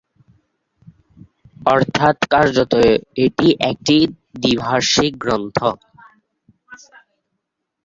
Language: Bangla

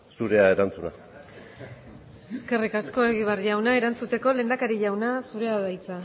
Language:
Basque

